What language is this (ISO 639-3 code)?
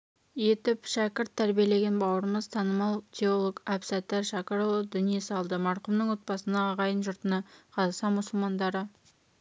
kaz